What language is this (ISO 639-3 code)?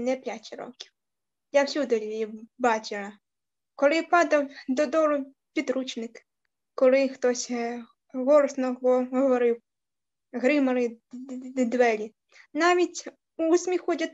ukr